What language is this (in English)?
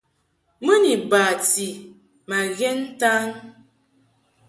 Mungaka